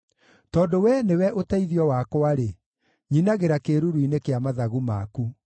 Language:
Kikuyu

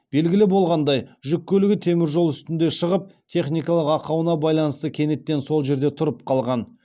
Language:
Kazakh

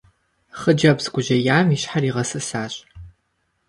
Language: Kabardian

